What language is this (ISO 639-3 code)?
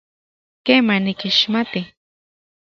ncx